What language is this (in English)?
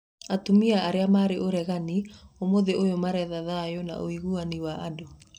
Kikuyu